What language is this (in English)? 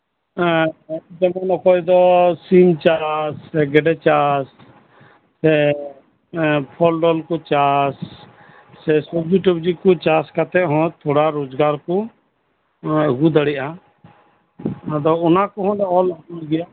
Santali